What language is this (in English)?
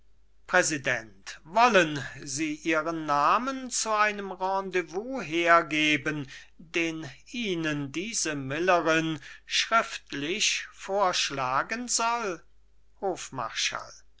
German